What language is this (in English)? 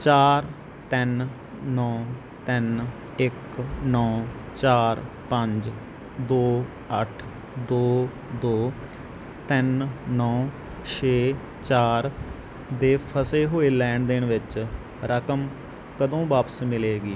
Punjabi